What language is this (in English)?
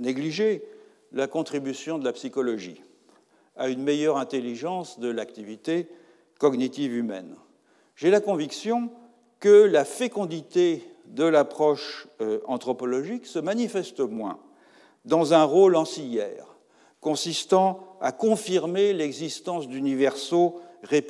French